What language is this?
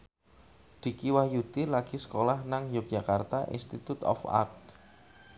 Javanese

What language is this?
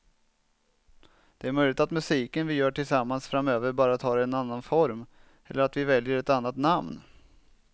Swedish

